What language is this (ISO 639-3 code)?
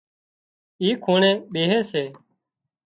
kxp